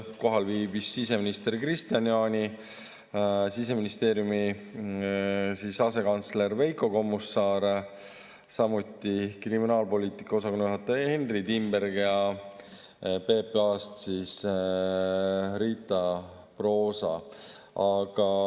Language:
Estonian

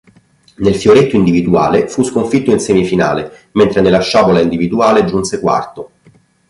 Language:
Italian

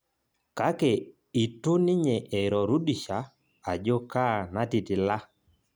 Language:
Masai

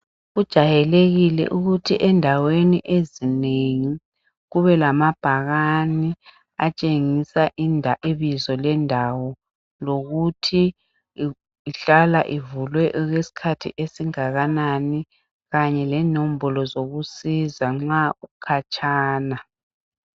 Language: North Ndebele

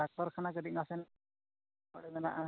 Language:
Santali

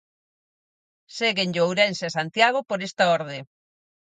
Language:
Galician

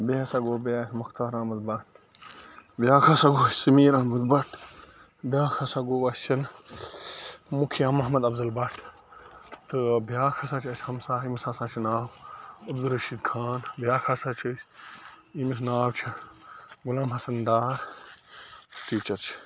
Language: Kashmiri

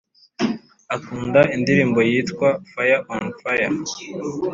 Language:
Kinyarwanda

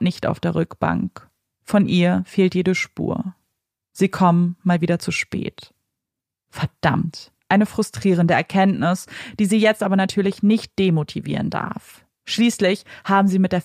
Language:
German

